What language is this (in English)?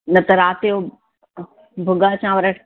Sindhi